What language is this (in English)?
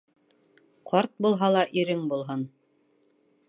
Bashkir